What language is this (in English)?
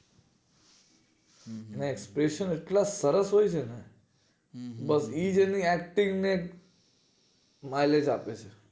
Gujarati